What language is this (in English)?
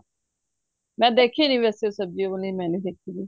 Punjabi